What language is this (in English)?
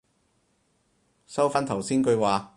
Cantonese